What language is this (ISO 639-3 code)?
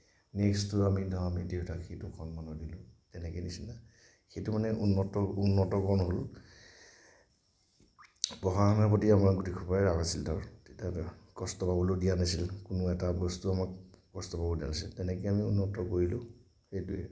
asm